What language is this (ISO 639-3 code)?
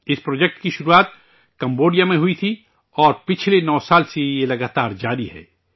urd